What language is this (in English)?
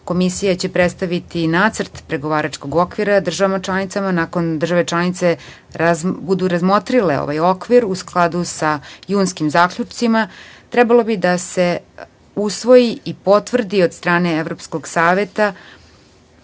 Serbian